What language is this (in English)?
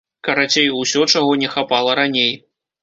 Belarusian